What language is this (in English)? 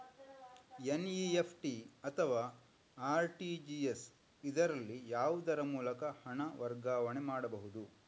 Kannada